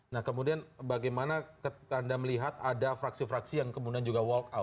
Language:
Indonesian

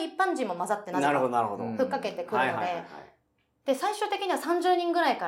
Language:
Japanese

